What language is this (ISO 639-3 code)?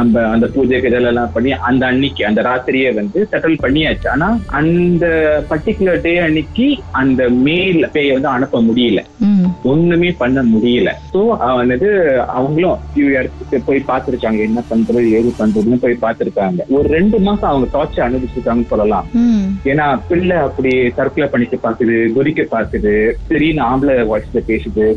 tam